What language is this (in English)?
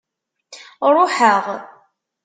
Kabyle